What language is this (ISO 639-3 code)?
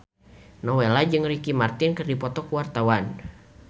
sun